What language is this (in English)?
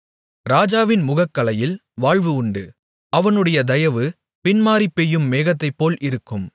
Tamil